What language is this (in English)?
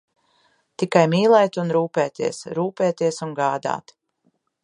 Latvian